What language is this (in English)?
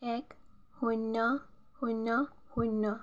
Assamese